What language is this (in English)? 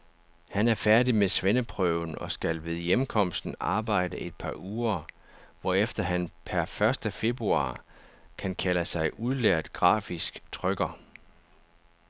Danish